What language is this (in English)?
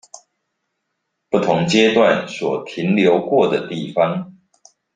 Chinese